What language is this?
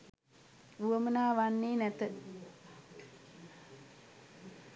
Sinhala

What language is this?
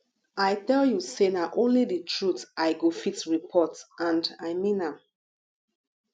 Nigerian Pidgin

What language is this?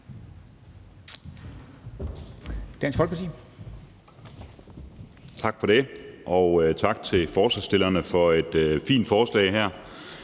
Danish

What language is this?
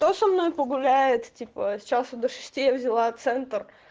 Russian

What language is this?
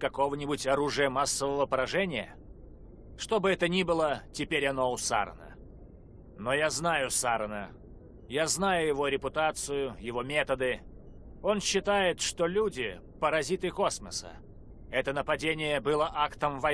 Russian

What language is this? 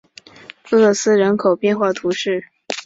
Chinese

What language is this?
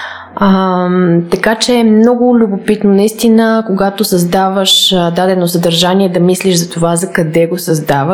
Bulgarian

